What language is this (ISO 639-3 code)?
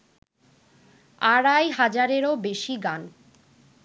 ben